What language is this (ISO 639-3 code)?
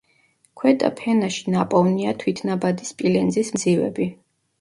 kat